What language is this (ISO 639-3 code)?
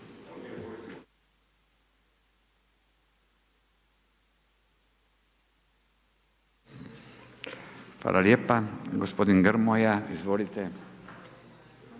hrv